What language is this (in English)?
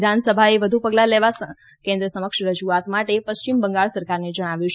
Gujarati